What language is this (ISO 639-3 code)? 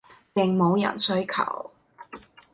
yue